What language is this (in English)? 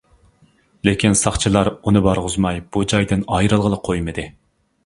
Uyghur